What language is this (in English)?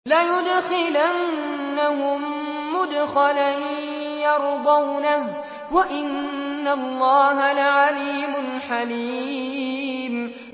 Arabic